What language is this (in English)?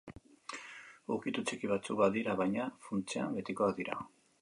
Basque